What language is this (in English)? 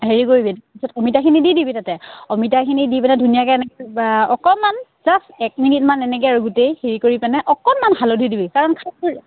Assamese